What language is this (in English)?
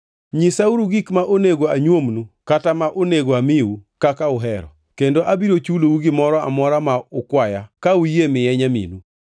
Luo (Kenya and Tanzania)